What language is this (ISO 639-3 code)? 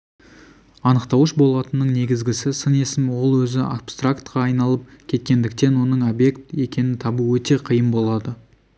kaz